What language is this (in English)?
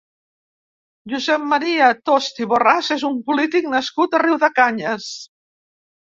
Catalan